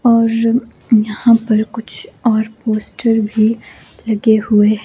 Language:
Hindi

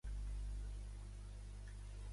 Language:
Catalan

